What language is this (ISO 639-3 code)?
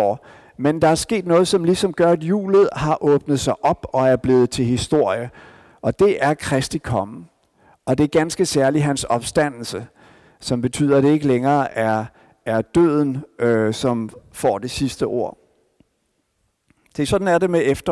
dan